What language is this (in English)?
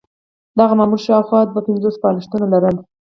Pashto